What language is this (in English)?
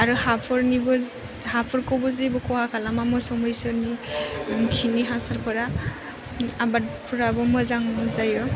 Bodo